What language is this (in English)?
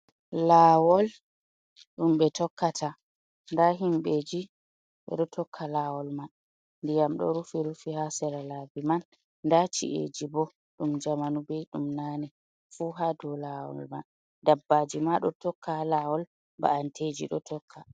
Fula